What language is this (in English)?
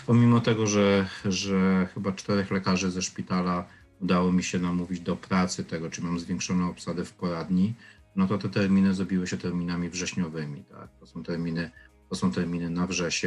Polish